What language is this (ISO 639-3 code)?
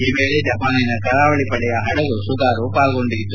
kan